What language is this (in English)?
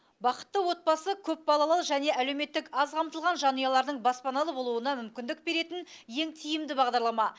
Kazakh